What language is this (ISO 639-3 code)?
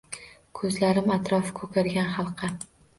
uzb